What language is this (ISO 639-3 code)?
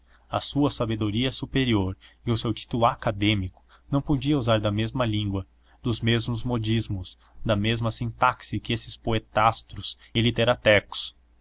por